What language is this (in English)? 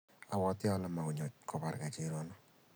Kalenjin